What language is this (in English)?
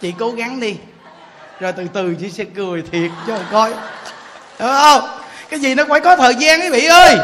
Vietnamese